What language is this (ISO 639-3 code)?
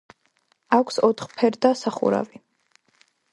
kat